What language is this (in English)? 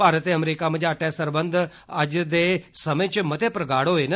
Dogri